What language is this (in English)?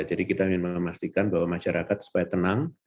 Indonesian